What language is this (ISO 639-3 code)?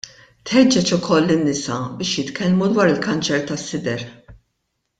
mlt